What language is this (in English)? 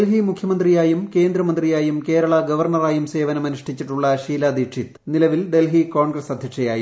Malayalam